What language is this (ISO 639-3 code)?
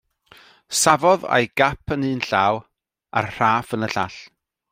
cym